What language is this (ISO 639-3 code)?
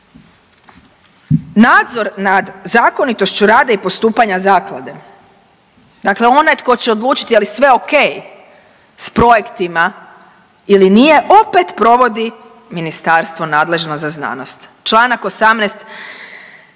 hrv